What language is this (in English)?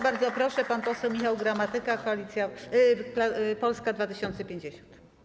Polish